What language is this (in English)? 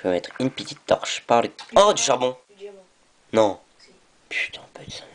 French